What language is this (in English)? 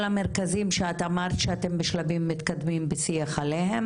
Hebrew